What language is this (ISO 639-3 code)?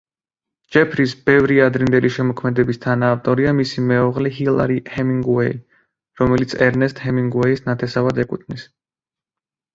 kat